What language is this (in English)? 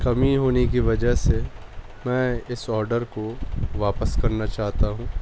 Urdu